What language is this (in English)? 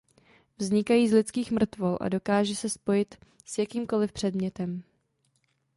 Czech